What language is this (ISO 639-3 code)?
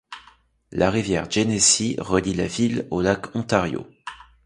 fra